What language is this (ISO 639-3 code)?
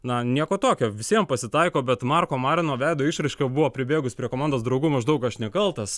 lit